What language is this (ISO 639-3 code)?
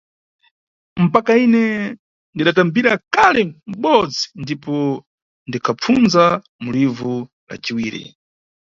nyu